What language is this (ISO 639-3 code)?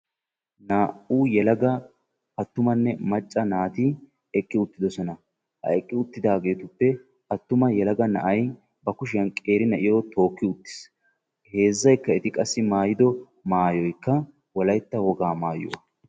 wal